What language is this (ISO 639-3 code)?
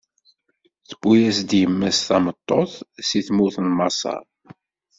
kab